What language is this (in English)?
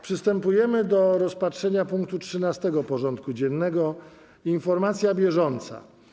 Polish